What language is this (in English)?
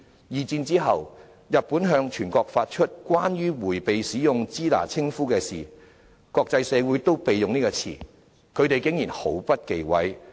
Cantonese